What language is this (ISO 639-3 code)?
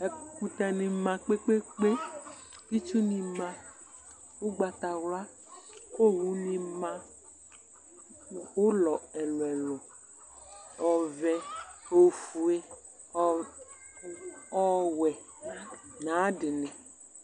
kpo